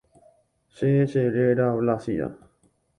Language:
Guarani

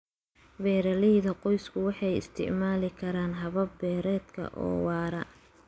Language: Somali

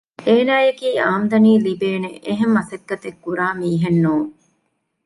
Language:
Divehi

